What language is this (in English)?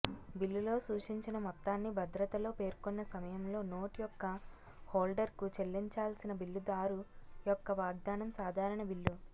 Telugu